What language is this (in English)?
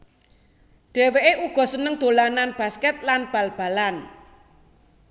Javanese